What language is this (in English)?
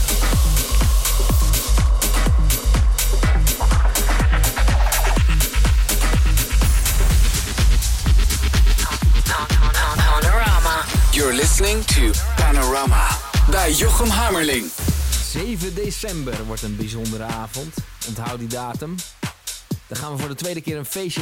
Dutch